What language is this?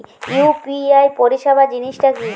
Bangla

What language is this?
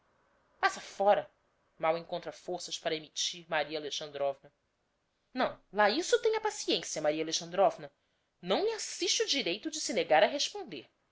Portuguese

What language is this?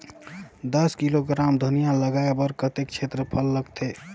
Chhattisgarhi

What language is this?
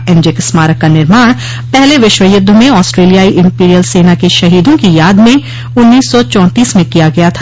Hindi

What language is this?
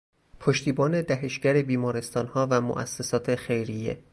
Persian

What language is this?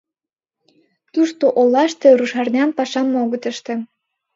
Mari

